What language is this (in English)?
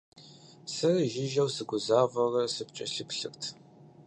Kabardian